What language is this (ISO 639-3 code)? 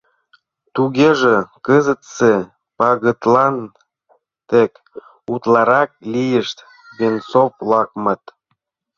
chm